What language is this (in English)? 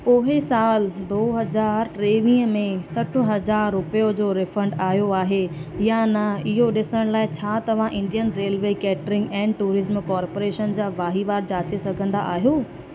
Sindhi